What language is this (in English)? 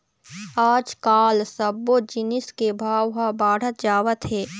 Chhattisgarhi